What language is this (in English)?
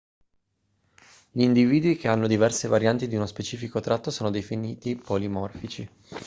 Italian